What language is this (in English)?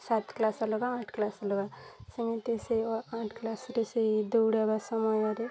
Odia